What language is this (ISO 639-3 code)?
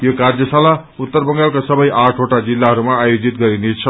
nep